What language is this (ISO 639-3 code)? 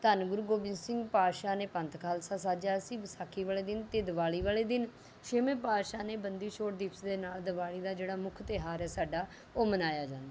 pan